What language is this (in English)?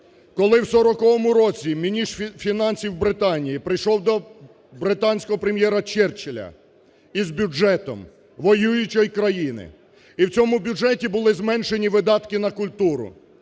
Ukrainian